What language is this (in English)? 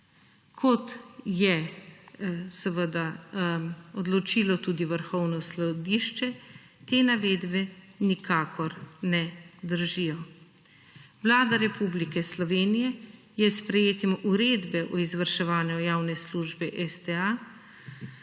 Slovenian